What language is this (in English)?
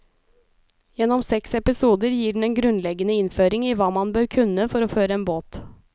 Norwegian